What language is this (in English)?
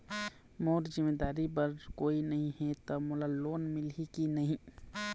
Chhattisgarhi